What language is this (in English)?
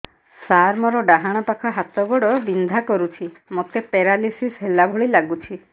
Odia